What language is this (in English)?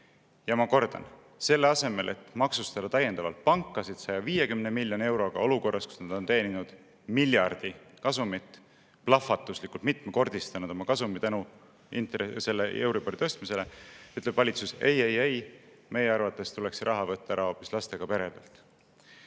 Estonian